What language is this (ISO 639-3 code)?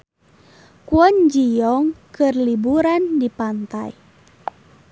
sun